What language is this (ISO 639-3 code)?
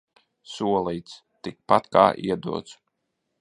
lav